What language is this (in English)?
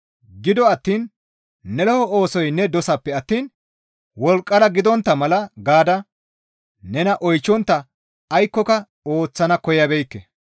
Gamo